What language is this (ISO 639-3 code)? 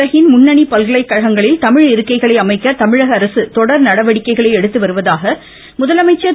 tam